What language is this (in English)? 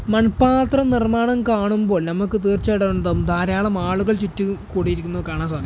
Malayalam